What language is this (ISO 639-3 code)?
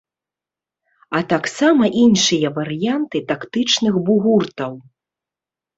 bel